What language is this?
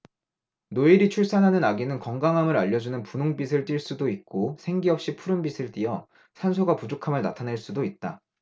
Korean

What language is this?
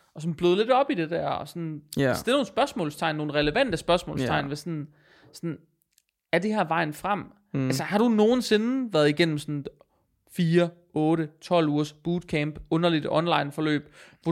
Danish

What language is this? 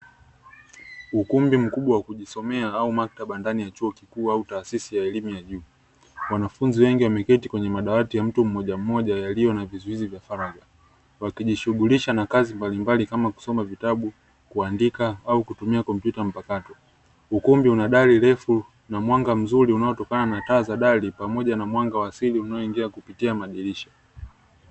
Swahili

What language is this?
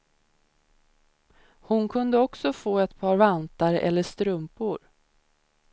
Swedish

